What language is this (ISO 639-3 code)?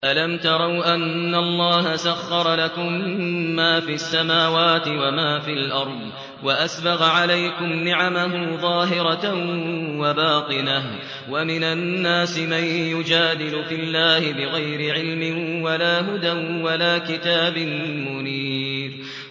ara